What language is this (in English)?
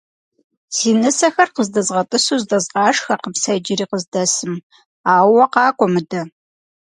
Kabardian